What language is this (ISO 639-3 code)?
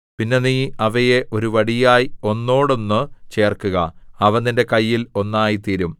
mal